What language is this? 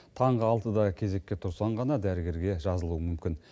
Kazakh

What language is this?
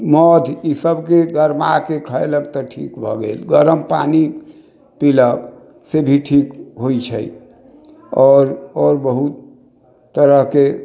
Maithili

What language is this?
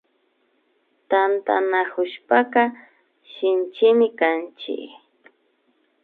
Imbabura Highland Quichua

